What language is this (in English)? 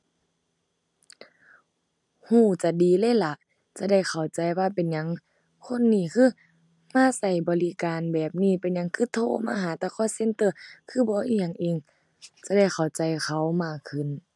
Thai